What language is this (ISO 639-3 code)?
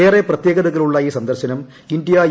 mal